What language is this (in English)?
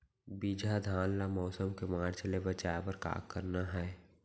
Chhattisgarhi